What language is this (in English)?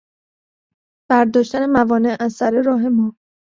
Persian